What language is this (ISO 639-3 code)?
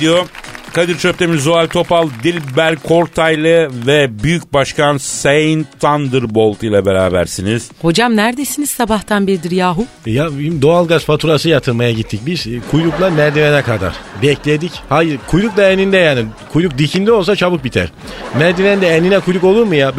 tur